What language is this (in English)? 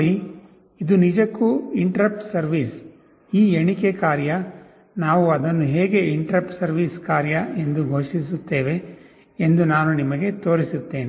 Kannada